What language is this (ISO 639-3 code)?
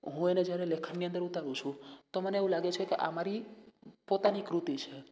guj